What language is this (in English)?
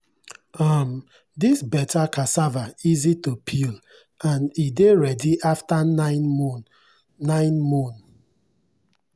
Nigerian Pidgin